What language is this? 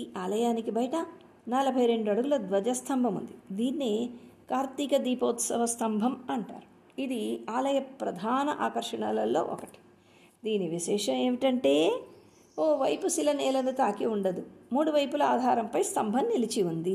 Telugu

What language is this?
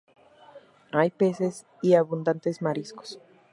Spanish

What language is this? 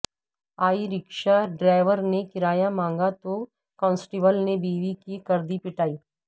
Urdu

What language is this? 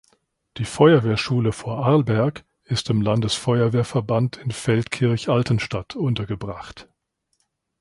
German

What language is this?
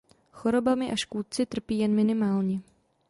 Czech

